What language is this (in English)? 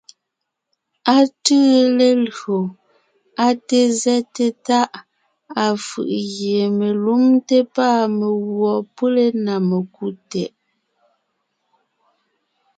Ngiemboon